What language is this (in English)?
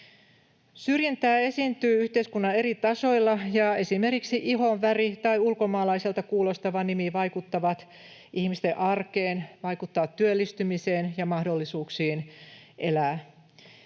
Finnish